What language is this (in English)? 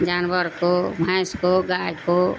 Urdu